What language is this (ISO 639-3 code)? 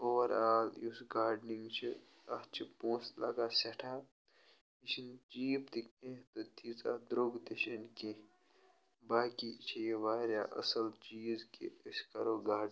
kas